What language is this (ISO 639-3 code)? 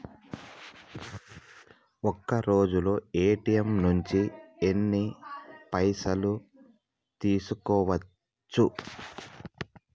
tel